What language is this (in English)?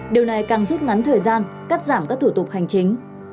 Vietnamese